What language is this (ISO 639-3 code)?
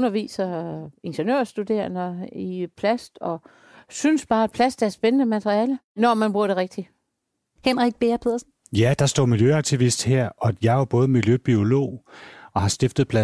dan